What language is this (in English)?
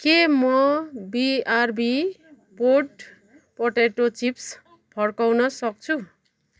Nepali